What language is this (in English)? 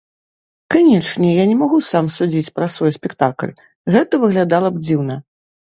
Belarusian